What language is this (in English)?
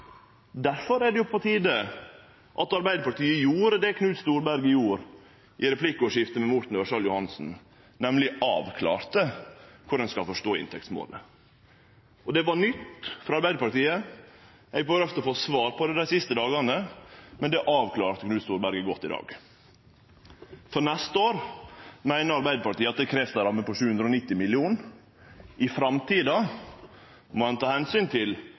Norwegian Nynorsk